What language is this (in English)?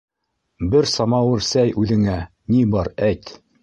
Bashkir